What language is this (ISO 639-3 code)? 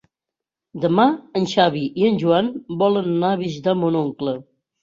cat